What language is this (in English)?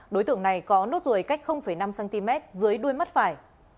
Vietnamese